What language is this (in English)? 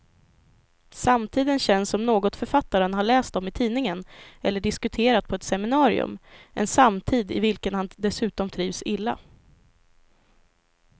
Swedish